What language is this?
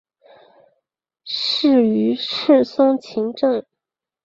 Chinese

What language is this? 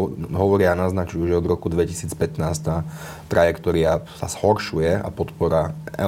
Slovak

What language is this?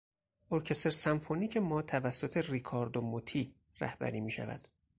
Persian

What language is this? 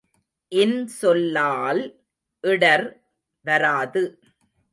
Tamil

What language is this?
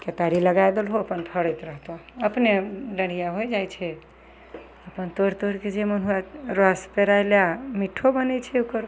Maithili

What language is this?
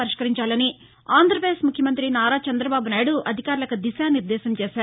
Telugu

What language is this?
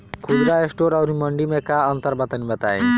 Bhojpuri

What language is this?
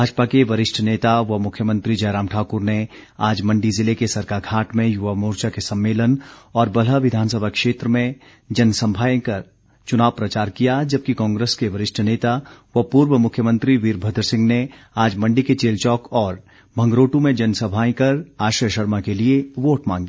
Hindi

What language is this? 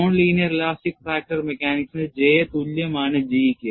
Malayalam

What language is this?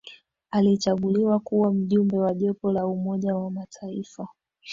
Swahili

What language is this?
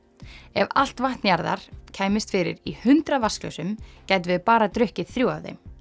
Icelandic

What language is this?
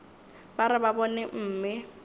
Northern Sotho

